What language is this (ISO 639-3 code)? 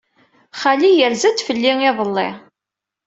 kab